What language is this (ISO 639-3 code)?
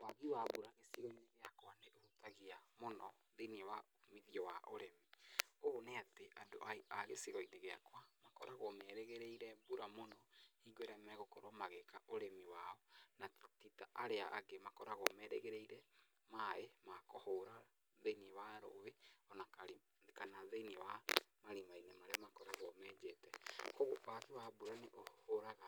kik